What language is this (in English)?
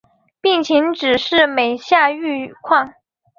Chinese